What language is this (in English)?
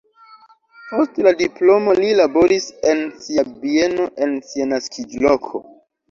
Esperanto